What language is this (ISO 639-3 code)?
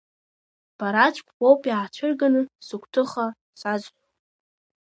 abk